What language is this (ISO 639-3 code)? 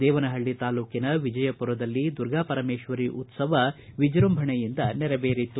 kan